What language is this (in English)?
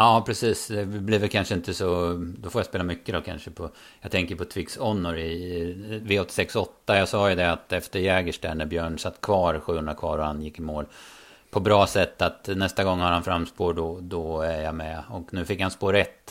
Swedish